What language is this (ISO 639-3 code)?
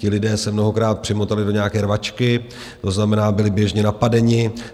ces